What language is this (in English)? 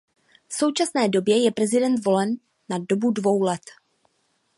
Czech